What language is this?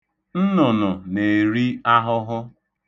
Igbo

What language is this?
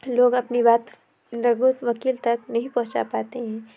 Urdu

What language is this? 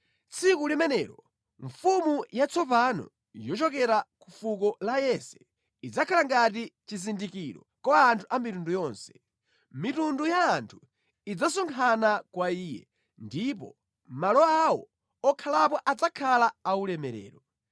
Nyanja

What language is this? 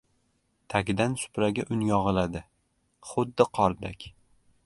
Uzbek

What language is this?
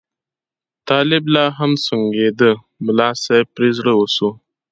Pashto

